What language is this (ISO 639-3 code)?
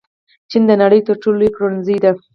pus